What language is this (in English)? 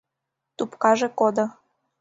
Mari